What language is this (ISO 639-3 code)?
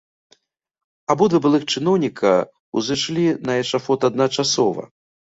bel